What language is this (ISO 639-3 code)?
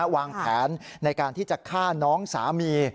tha